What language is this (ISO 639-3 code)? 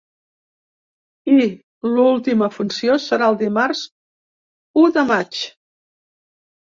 cat